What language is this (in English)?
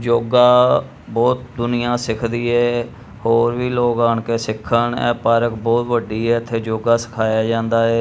Punjabi